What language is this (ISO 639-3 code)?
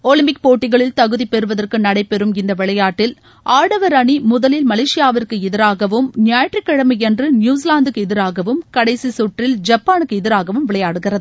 tam